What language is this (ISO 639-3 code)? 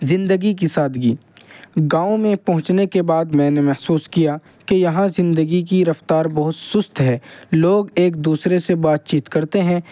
urd